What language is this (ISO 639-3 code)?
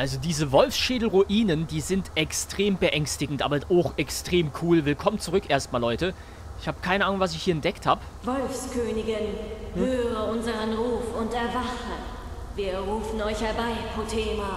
deu